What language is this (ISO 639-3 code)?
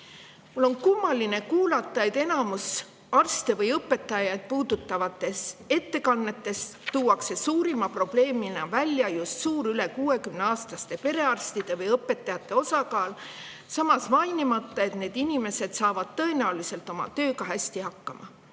est